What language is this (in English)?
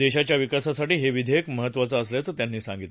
Marathi